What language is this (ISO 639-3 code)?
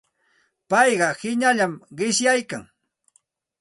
qxt